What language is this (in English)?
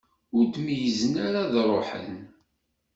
Kabyle